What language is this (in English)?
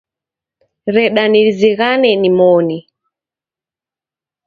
Taita